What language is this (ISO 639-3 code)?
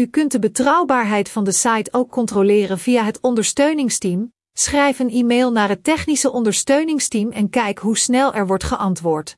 nld